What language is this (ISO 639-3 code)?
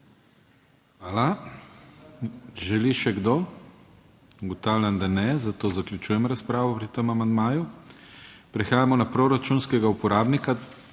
slv